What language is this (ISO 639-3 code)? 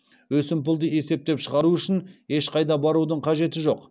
kaz